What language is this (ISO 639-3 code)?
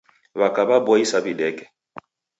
dav